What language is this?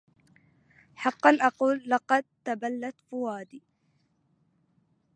Arabic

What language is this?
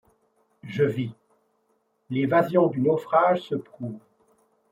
French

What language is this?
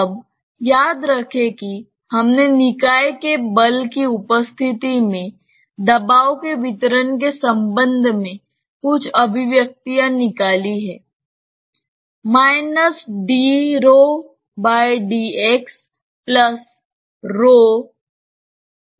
Hindi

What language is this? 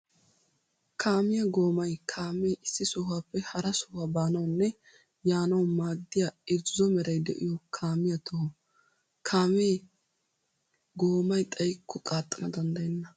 Wolaytta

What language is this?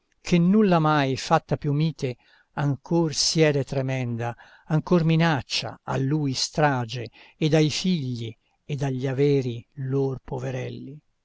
Italian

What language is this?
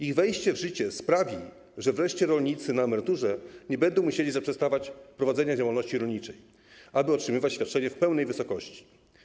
Polish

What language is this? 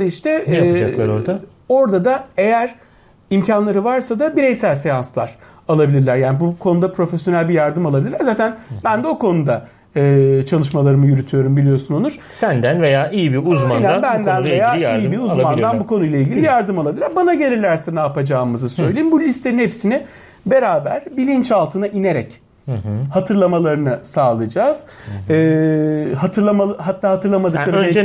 Turkish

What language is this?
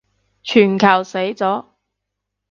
Cantonese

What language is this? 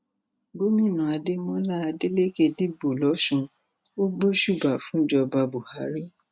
Yoruba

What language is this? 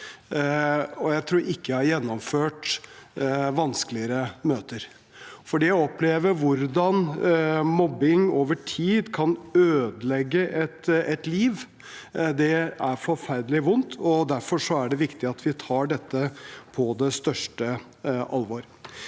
Norwegian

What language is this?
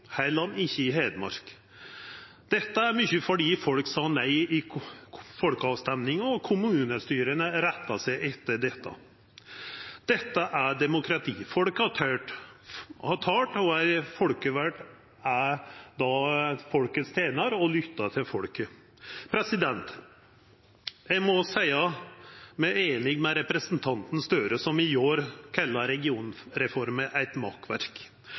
Norwegian Nynorsk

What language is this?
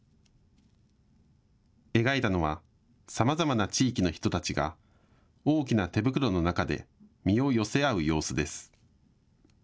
Japanese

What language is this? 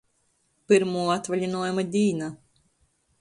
Latgalian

